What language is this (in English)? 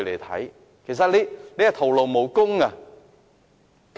Cantonese